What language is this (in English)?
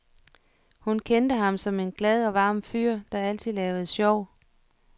Danish